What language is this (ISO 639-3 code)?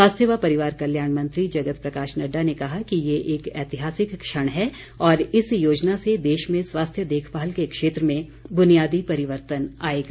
hin